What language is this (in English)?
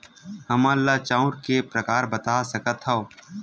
Chhattisgarhi